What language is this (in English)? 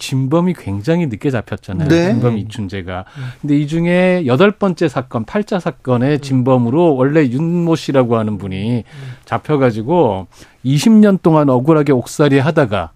Korean